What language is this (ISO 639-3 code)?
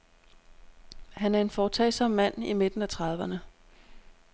dan